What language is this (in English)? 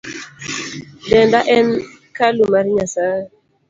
Luo (Kenya and Tanzania)